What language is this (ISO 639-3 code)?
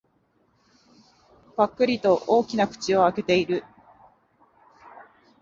jpn